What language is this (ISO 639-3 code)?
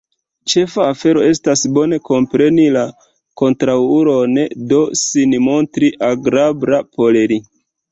epo